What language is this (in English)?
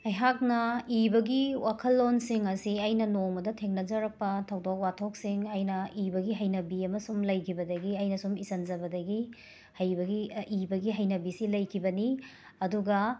Manipuri